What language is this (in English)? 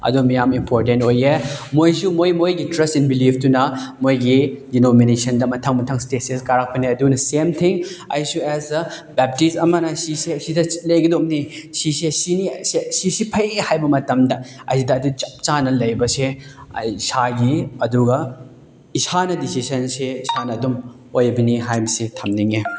Manipuri